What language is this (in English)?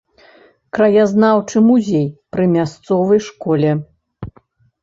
Belarusian